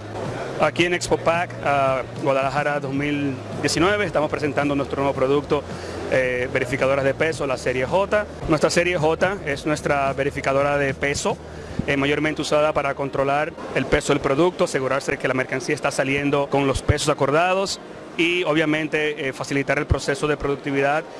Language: Spanish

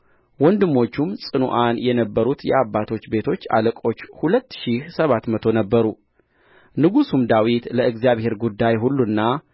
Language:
Amharic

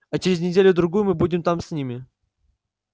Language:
Russian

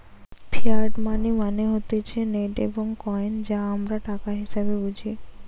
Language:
Bangla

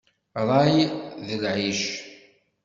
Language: Kabyle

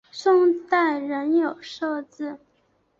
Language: Chinese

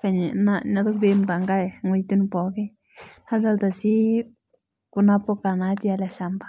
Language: Masai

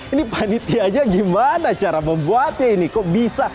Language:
Indonesian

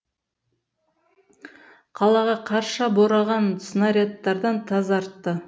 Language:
Kazakh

